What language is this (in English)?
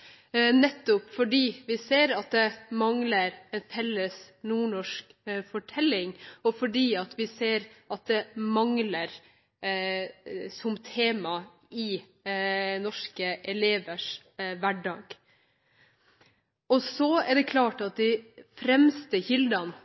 Norwegian Bokmål